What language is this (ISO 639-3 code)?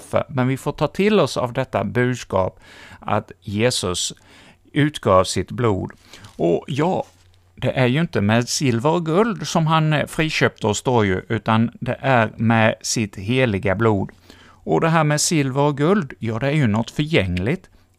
swe